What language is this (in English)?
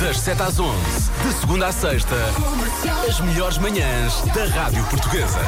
Portuguese